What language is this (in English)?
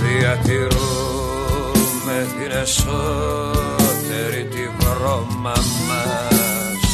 Greek